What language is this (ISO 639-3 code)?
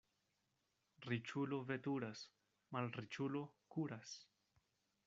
epo